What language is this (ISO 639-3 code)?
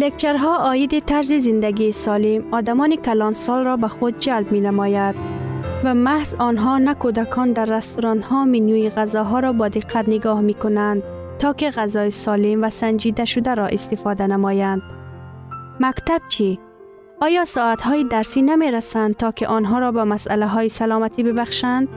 fas